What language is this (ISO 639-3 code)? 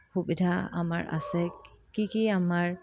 asm